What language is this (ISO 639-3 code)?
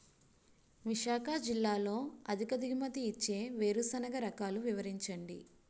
tel